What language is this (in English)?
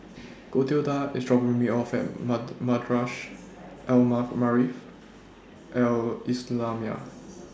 English